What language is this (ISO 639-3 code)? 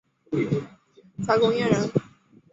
zho